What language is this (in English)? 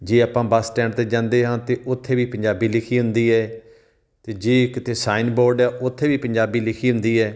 Punjabi